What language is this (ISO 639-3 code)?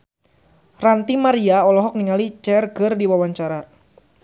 sun